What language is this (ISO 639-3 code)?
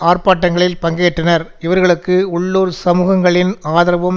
tam